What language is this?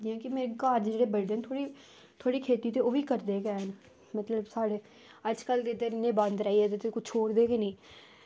Dogri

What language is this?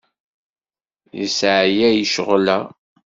Kabyle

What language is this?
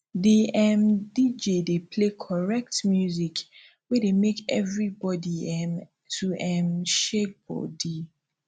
Nigerian Pidgin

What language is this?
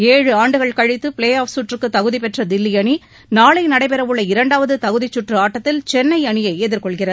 Tamil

